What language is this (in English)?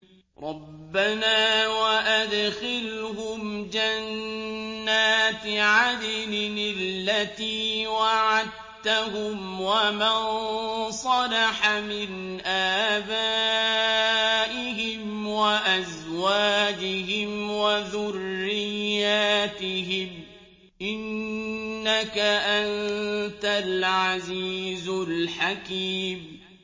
Arabic